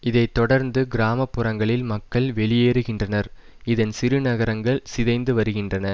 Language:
Tamil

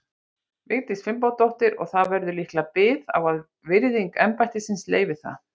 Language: Icelandic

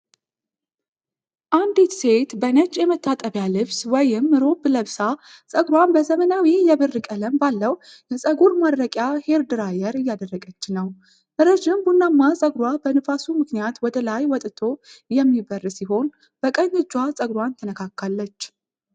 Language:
Amharic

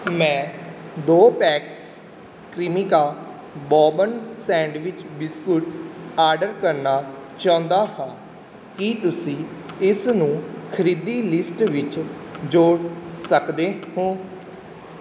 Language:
Punjabi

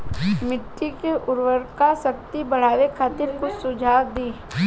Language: Bhojpuri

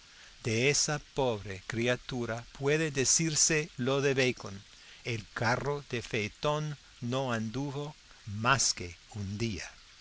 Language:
Spanish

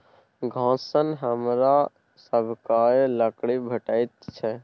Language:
Maithili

